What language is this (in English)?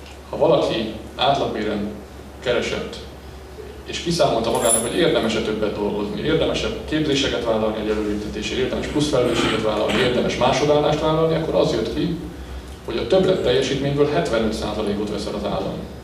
Hungarian